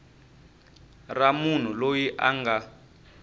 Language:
Tsonga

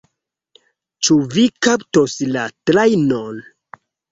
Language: Esperanto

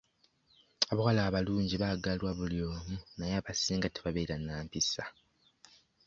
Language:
Ganda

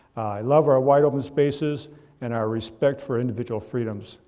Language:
English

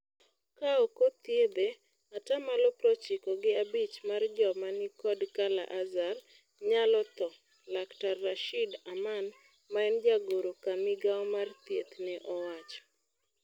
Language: Luo (Kenya and Tanzania)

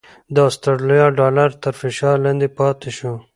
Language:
Pashto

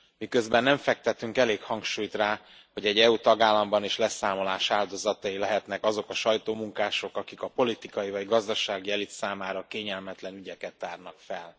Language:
Hungarian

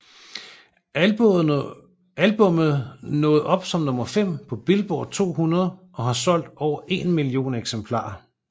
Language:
Danish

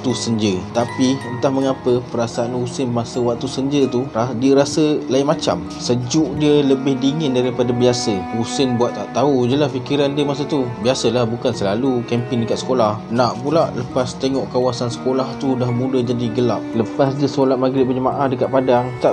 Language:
Malay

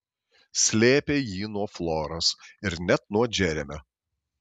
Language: Lithuanian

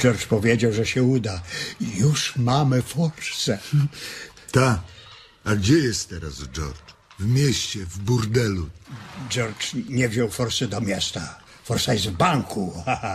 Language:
Polish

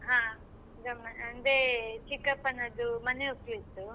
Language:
Kannada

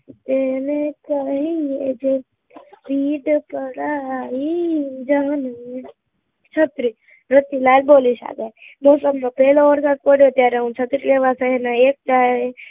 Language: Gujarati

